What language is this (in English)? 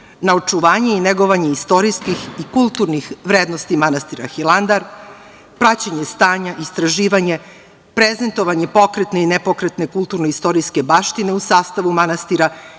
Serbian